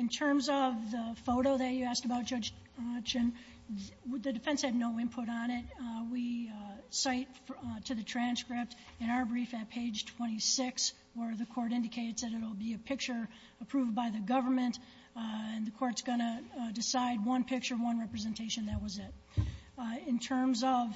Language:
English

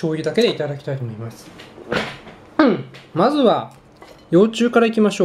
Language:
Japanese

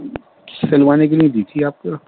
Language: Urdu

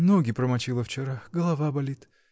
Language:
Russian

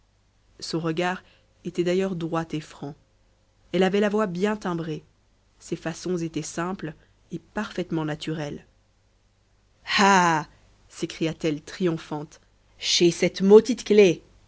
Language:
French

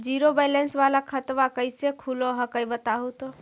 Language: Magahi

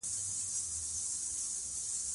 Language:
Pashto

